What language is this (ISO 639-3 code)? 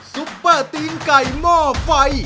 tha